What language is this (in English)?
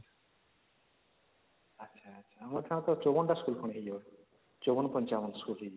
Odia